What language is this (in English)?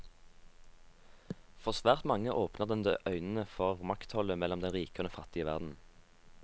Norwegian